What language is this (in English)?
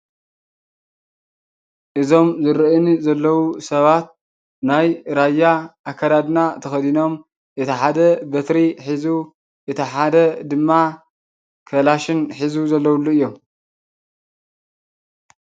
Tigrinya